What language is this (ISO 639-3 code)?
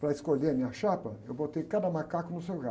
por